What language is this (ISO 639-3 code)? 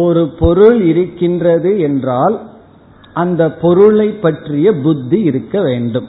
tam